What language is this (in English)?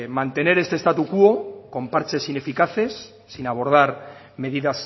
Spanish